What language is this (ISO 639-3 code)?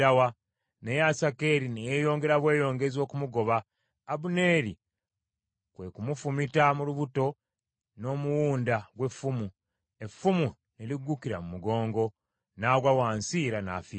lug